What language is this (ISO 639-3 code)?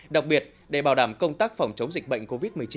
vie